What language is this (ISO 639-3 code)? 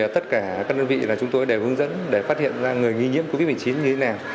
vie